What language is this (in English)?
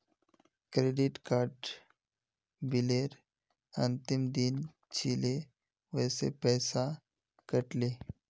Magahi